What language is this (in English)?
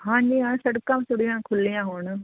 Punjabi